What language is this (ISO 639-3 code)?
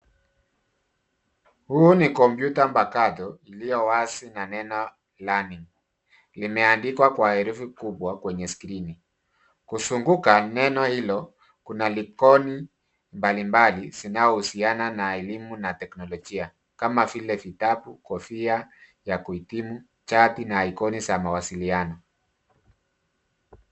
swa